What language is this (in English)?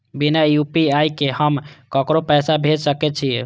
Maithili